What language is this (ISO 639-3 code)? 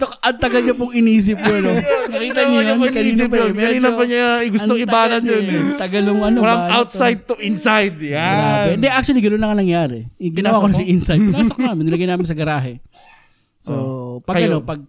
fil